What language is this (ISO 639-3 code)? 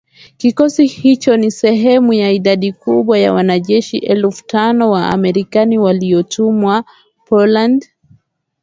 swa